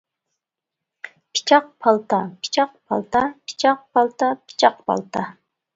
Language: Uyghur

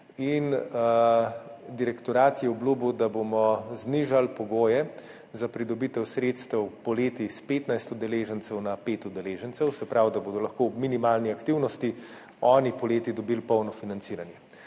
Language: Slovenian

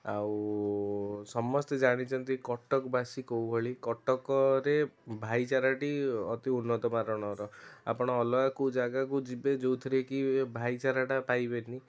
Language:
Odia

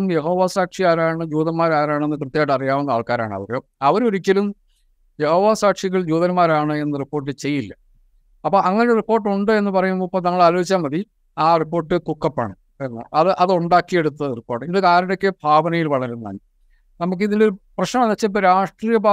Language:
Malayalam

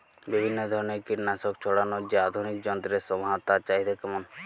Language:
Bangla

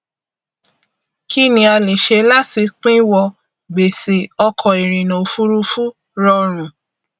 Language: Yoruba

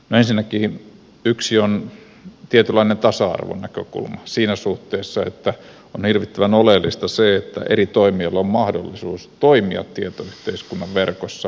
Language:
Finnish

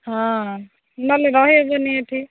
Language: Odia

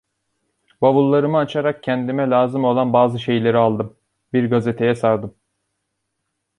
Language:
Turkish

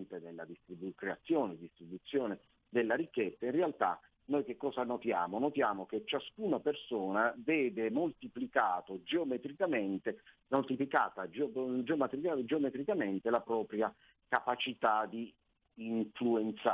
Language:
Italian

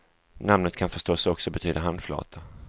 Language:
Swedish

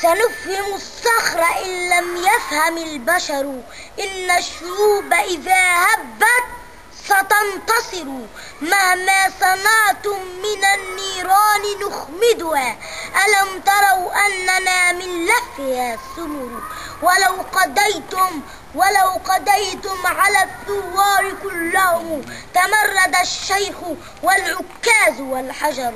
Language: Arabic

